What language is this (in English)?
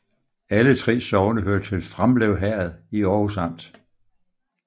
Danish